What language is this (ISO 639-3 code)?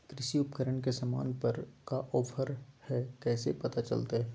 mag